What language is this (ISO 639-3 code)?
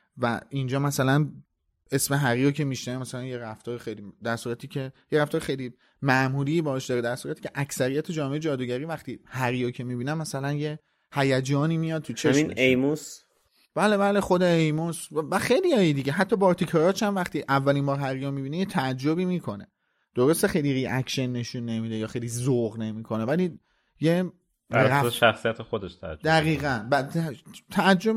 fas